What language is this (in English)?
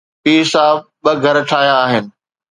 Sindhi